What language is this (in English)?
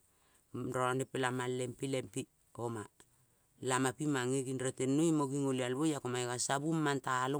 Kol (Papua New Guinea)